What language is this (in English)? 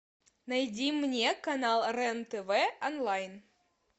Russian